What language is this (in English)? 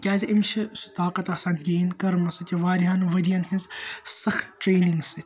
Kashmiri